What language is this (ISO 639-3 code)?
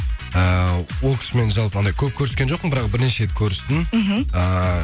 kaz